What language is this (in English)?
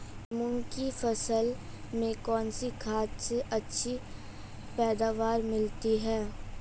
Hindi